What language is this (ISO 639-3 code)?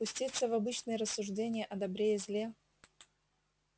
rus